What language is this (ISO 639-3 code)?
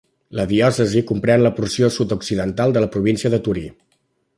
cat